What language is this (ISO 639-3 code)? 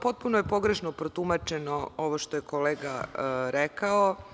srp